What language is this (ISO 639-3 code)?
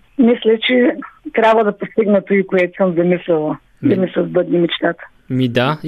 bul